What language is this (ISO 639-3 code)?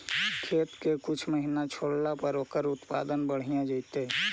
mag